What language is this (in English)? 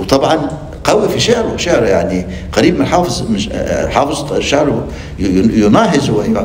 Arabic